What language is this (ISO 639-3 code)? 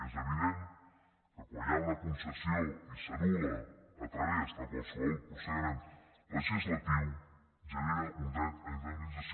cat